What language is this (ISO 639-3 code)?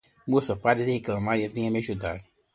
por